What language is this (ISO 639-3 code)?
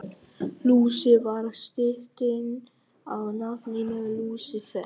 isl